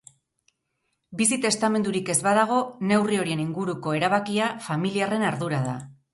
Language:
Basque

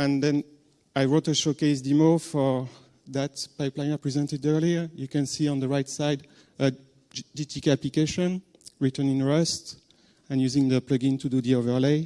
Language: English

